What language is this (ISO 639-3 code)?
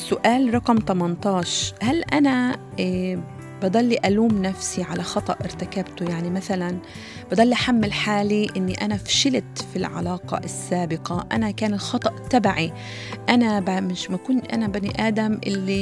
ara